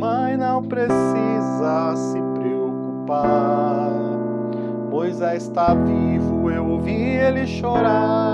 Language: Portuguese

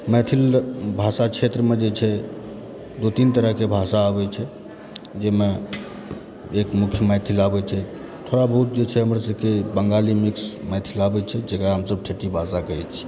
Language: Maithili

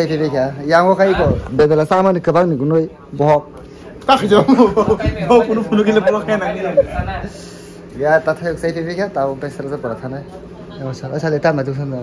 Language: Indonesian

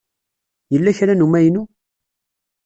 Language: Kabyle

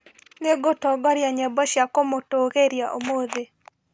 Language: Kikuyu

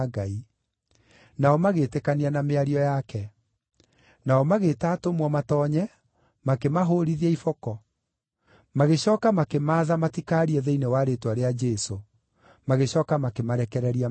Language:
Kikuyu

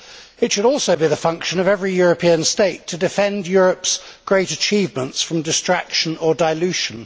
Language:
English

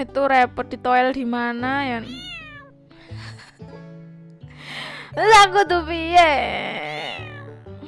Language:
Indonesian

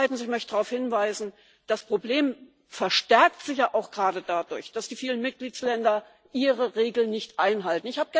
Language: German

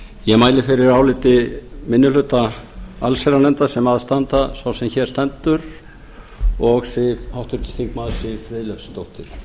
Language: Icelandic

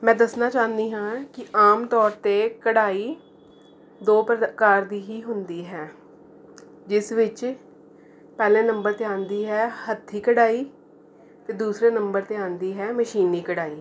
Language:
Punjabi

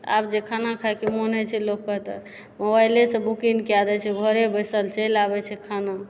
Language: Maithili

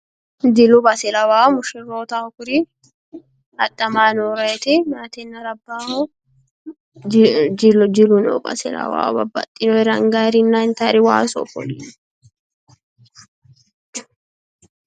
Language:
Sidamo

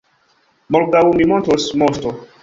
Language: Esperanto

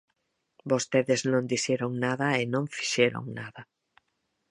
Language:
Galician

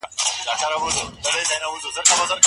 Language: Pashto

